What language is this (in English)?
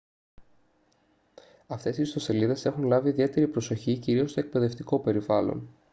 Greek